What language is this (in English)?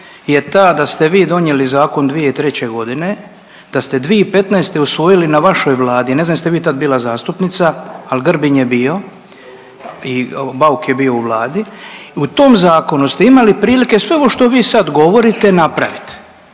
Croatian